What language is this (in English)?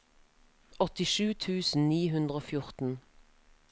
Norwegian